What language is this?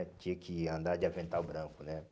Portuguese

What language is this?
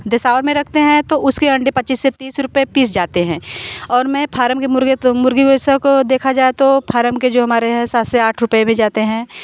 Hindi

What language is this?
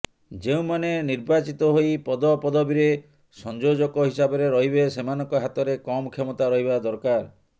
Odia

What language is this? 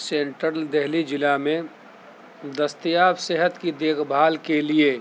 Urdu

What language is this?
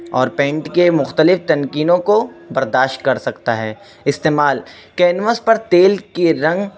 Urdu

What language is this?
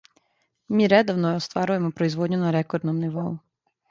Serbian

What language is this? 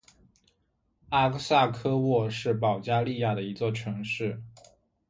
Chinese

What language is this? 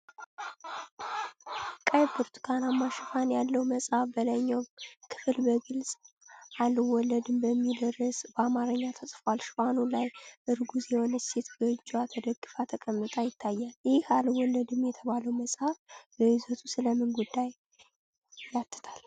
Amharic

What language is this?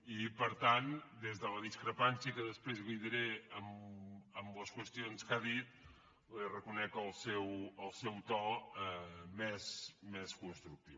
Catalan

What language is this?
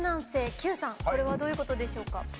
Japanese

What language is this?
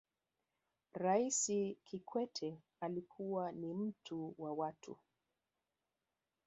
Swahili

